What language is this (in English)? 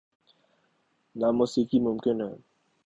Urdu